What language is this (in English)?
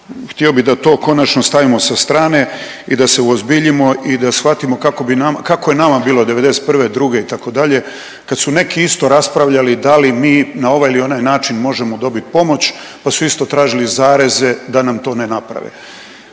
Croatian